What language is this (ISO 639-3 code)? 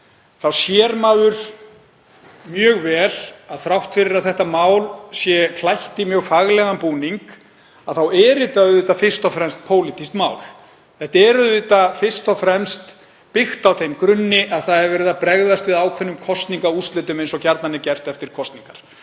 isl